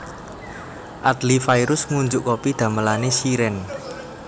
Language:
Javanese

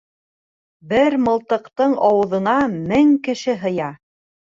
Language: Bashkir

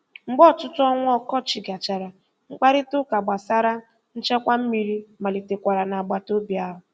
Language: Igbo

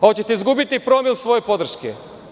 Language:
Serbian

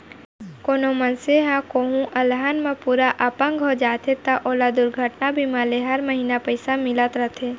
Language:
Chhattisgarhi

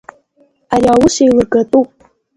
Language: Abkhazian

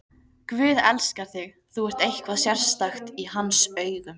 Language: Icelandic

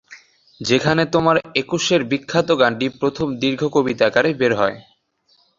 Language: Bangla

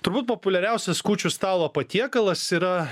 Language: Lithuanian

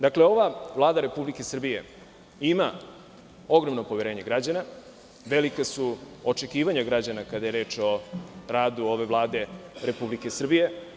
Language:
Serbian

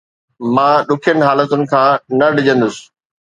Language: Sindhi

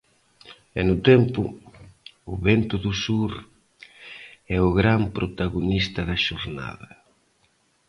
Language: Galician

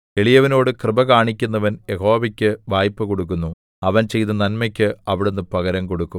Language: Malayalam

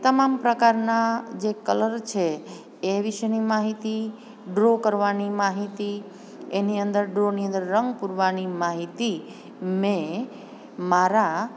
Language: Gujarati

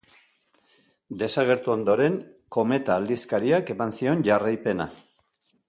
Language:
Basque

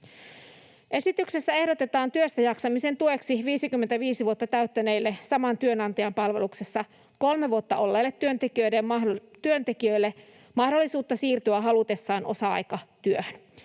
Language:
Finnish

